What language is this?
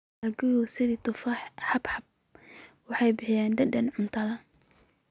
Somali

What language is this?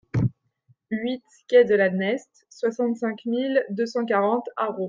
French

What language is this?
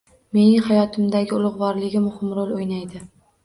Uzbek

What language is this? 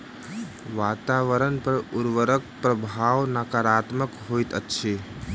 Maithili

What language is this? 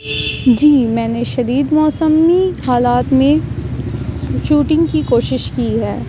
Urdu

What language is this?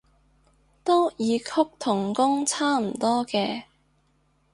Cantonese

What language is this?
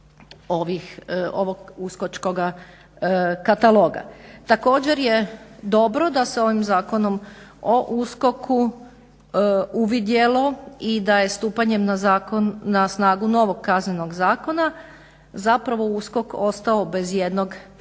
Croatian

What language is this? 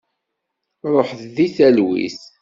Kabyle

